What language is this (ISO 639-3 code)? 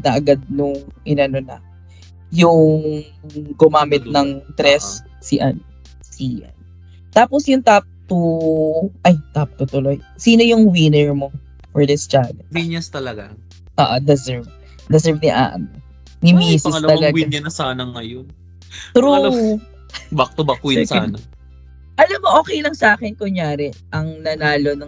fil